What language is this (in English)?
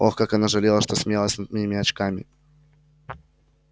Russian